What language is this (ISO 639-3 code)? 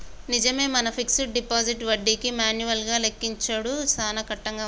tel